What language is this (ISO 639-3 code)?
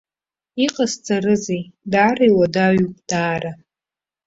abk